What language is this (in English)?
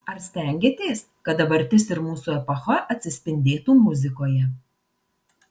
Lithuanian